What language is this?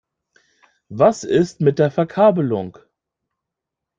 German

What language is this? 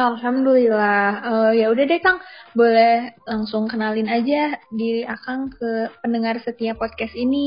Indonesian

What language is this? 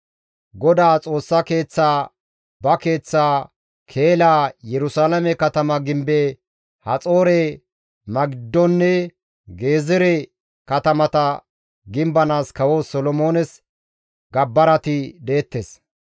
Gamo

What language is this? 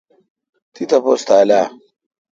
Kalkoti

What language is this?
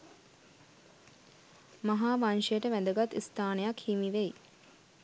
Sinhala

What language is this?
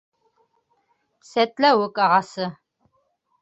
Bashkir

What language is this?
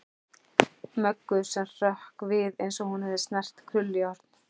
Icelandic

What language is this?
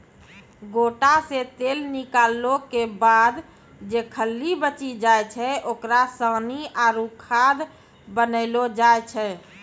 Maithili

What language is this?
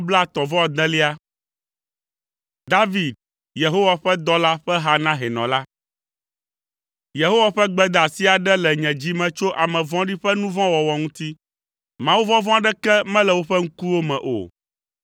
Ewe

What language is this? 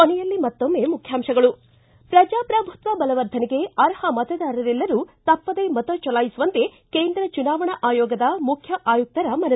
Kannada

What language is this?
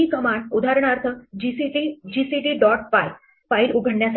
Marathi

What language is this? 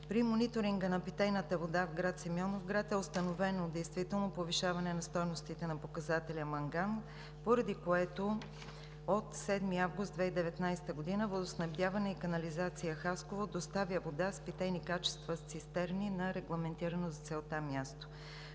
Bulgarian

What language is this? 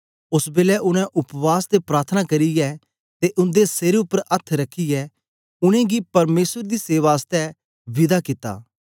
Dogri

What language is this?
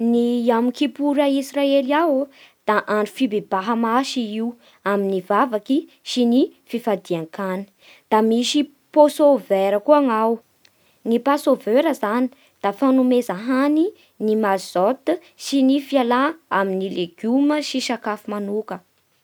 Bara Malagasy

